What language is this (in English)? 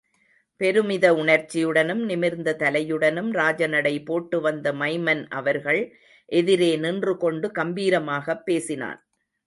Tamil